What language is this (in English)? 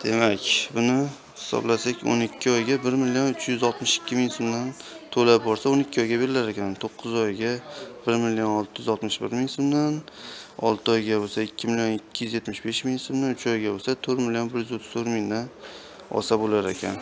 Turkish